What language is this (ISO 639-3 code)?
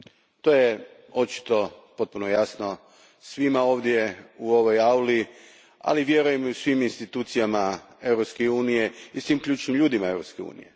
hrv